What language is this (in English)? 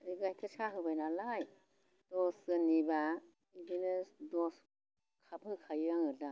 Bodo